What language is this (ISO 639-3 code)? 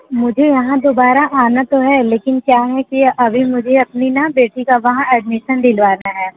hin